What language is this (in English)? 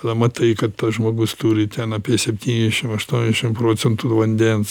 Lithuanian